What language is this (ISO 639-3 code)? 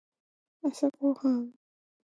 jpn